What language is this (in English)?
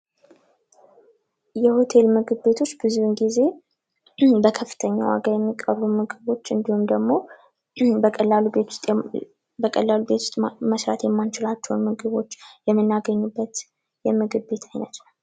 Amharic